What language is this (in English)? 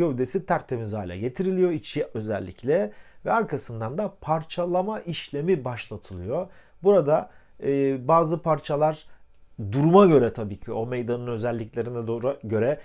Turkish